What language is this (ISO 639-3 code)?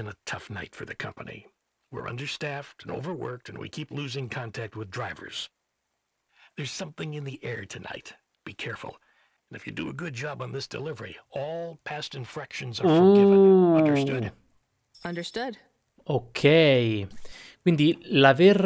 ita